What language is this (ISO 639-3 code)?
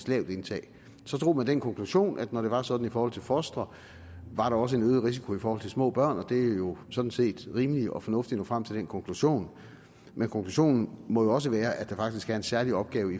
dan